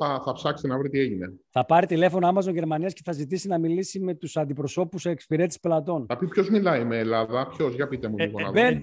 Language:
Greek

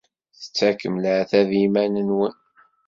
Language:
Kabyle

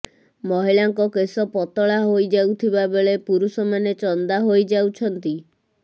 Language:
Odia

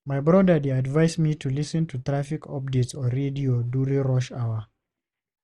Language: Nigerian Pidgin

